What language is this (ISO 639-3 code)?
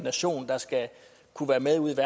dan